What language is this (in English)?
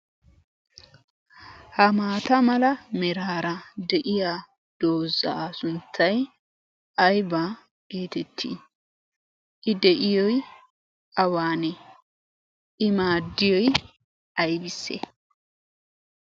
Wolaytta